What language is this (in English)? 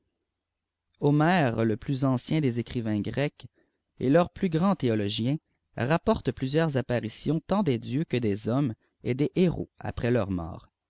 French